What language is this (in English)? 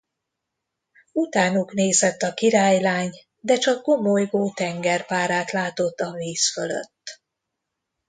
Hungarian